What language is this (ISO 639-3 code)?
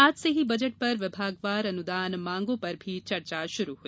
hin